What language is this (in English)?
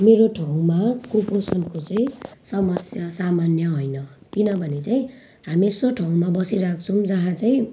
Nepali